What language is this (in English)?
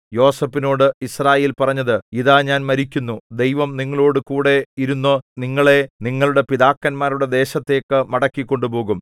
Malayalam